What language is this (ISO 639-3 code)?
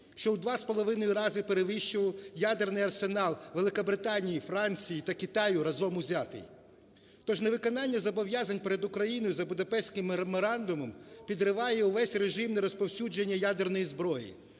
ukr